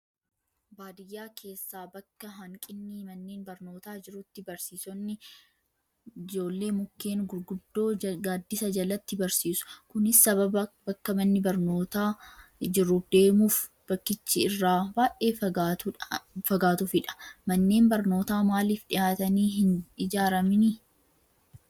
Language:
Oromo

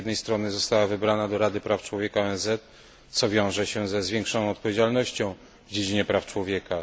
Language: Polish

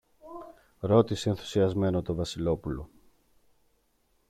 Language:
Greek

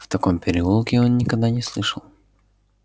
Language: Russian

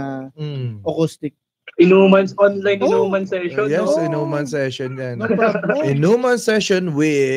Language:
Filipino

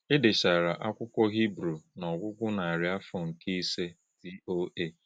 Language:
Igbo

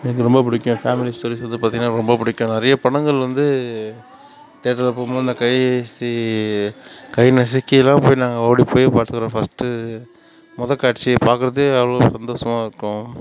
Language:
Tamil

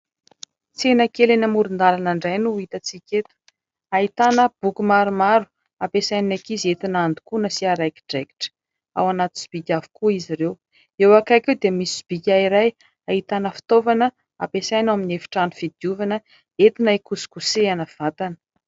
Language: Malagasy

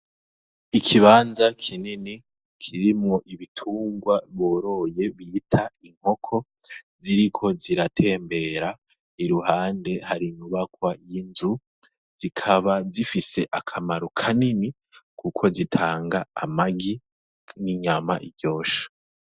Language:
Rundi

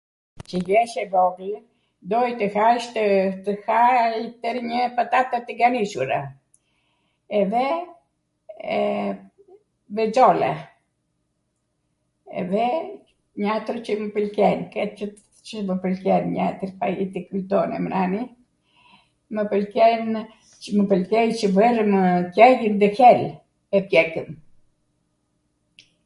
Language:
Arvanitika Albanian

